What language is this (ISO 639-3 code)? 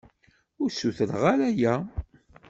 kab